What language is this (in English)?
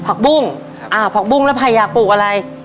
Thai